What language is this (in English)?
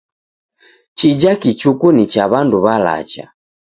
Taita